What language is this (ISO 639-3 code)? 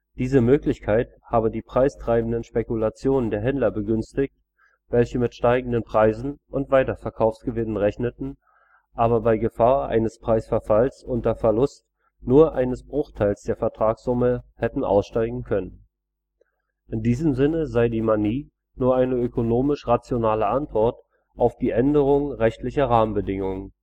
deu